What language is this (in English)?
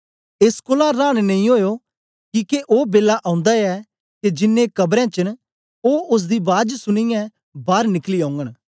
Dogri